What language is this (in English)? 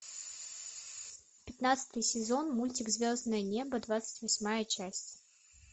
Russian